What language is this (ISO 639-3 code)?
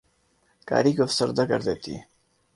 urd